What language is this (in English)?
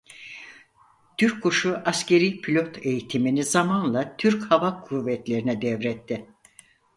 Turkish